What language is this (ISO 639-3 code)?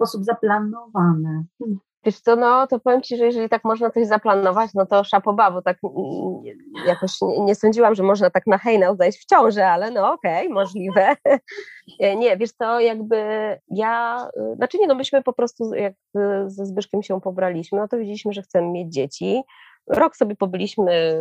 pol